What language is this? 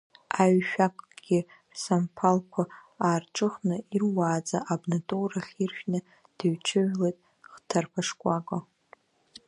Abkhazian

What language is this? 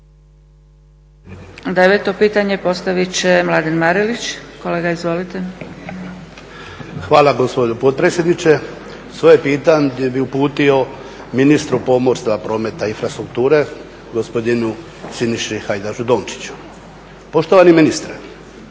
Croatian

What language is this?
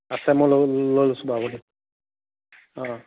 Assamese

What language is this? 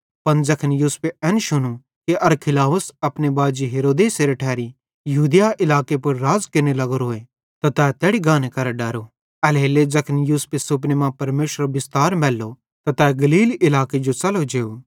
Bhadrawahi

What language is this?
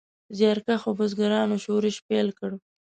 Pashto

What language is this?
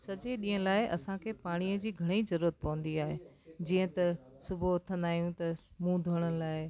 Sindhi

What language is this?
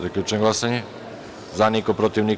Serbian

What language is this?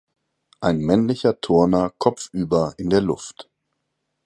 German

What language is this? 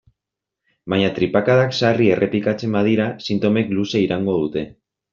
Basque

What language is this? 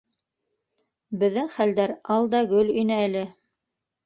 Bashkir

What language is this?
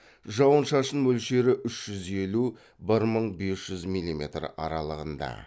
Kazakh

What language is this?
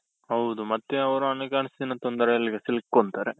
Kannada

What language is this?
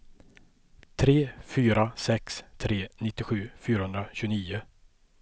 Swedish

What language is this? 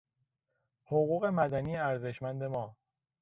Persian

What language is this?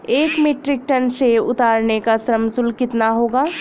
Hindi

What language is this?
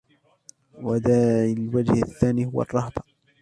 Arabic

